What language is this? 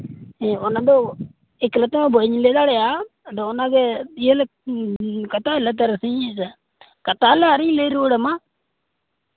Santali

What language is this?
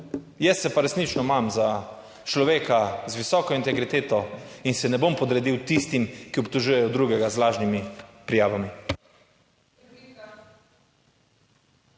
Slovenian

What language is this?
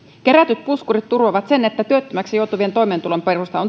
Finnish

